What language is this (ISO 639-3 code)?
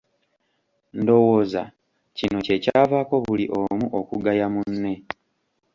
lug